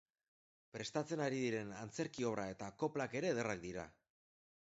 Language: Basque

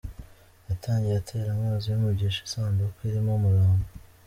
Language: Kinyarwanda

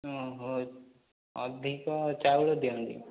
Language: Odia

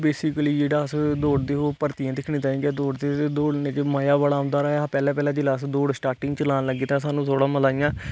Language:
Dogri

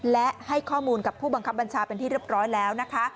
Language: Thai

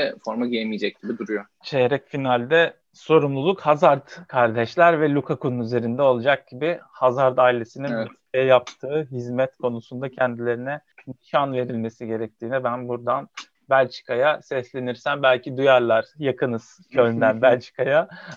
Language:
Turkish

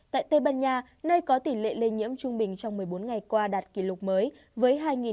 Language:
Vietnamese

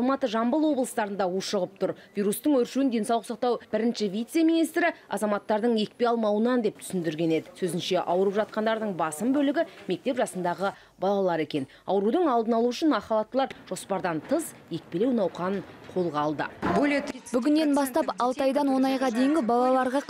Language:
Turkish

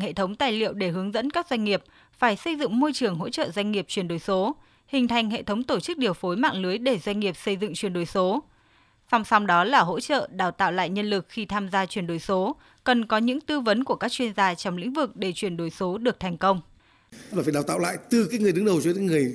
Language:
Vietnamese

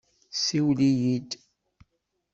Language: Kabyle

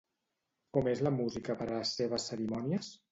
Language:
Catalan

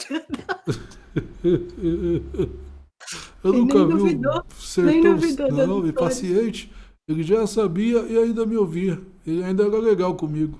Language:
Portuguese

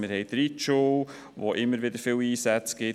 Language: Swiss German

